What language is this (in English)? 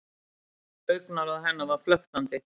Icelandic